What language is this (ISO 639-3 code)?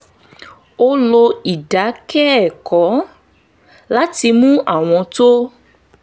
yor